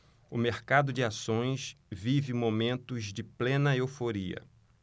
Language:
Portuguese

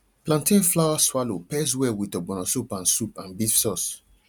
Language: Nigerian Pidgin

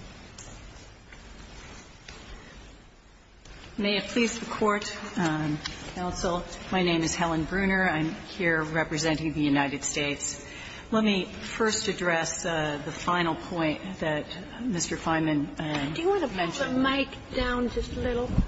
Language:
English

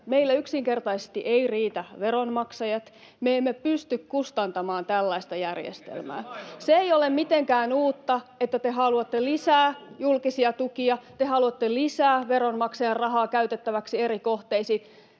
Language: Finnish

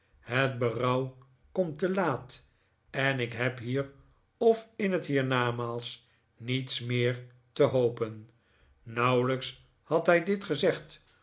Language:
Dutch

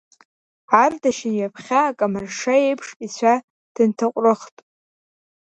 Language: Abkhazian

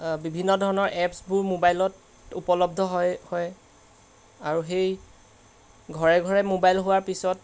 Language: Assamese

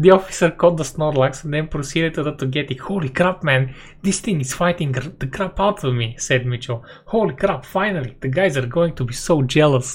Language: Bulgarian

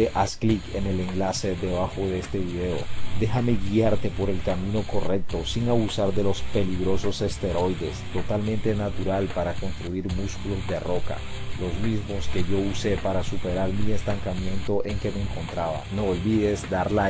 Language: Spanish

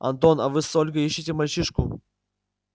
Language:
Russian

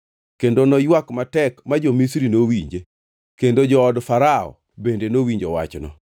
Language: Luo (Kenya and Tanzania)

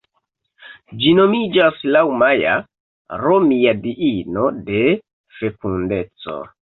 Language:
Esperanto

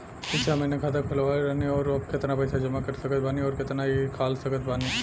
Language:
Bhojpuri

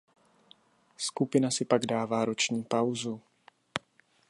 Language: Czech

